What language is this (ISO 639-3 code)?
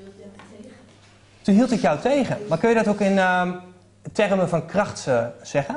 nld